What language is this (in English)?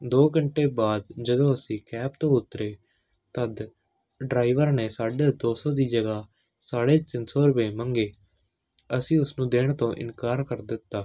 Punjabi